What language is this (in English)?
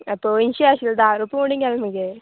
Konkani